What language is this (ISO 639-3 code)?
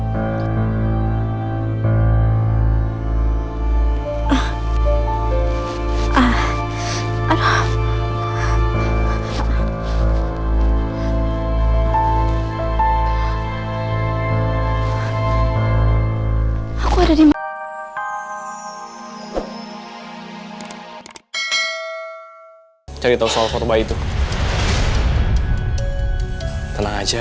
ind